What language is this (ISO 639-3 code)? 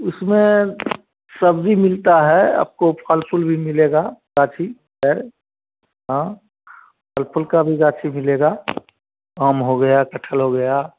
hin